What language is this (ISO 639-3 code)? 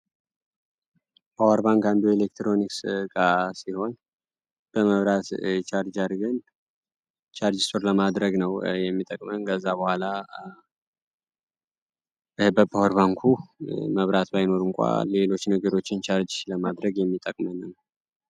amh